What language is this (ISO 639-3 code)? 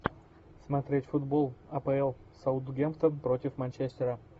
rus